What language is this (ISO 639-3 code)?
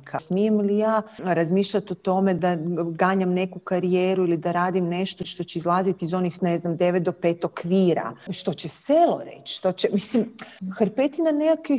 hrv